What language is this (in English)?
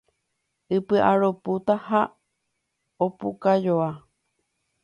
Guarani